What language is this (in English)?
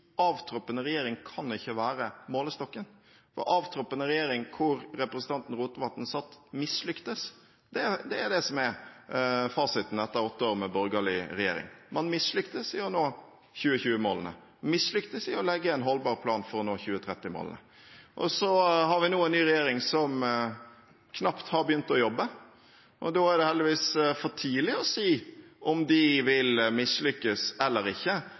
Norwegian Bokmål